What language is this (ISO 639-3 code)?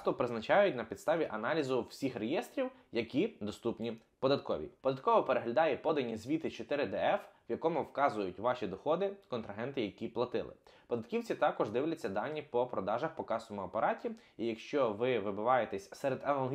ukr